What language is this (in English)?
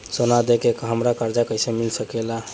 Bhojpuri